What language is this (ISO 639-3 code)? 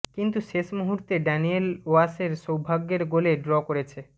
ben